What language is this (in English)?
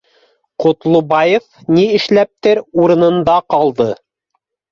Bashkir